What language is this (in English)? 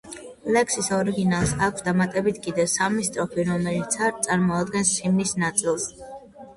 Georgian